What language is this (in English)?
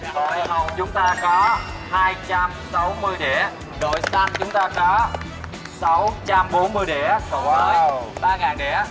Vietnamese